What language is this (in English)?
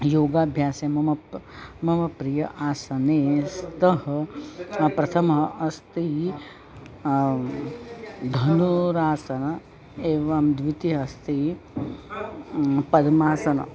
Sanskrit